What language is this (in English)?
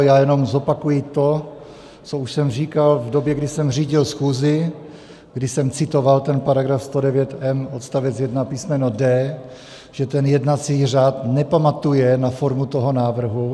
Czech